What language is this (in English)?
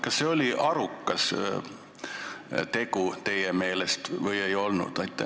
Estonian